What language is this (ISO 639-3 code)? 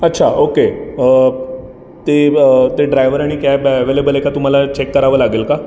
mar